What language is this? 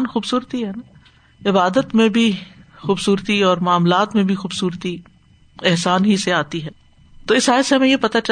Urdu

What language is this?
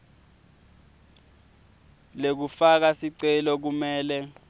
Swati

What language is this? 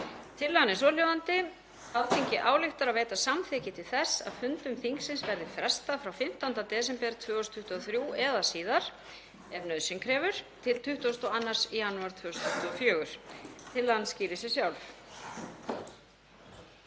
Icelandic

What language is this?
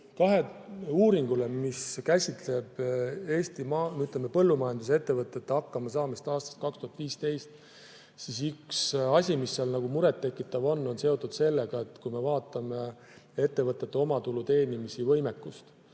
Estonian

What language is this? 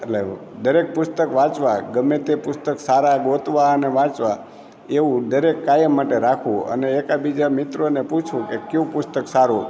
Gujarati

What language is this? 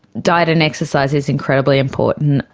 English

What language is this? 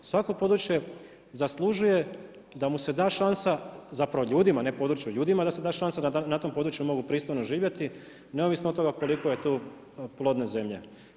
Croatian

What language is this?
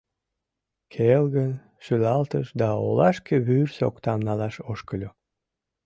Mari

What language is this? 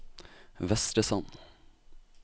Norwegian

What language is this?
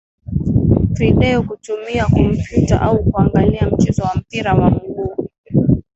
Swahili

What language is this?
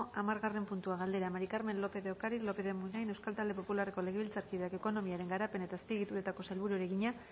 Basque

